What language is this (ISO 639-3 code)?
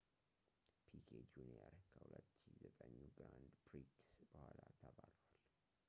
amh